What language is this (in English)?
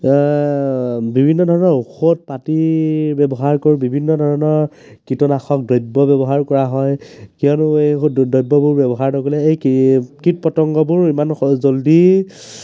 Assamese